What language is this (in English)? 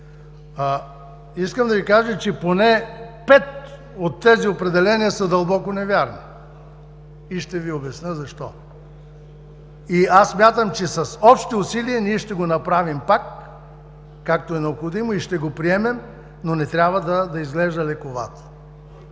Bulgarian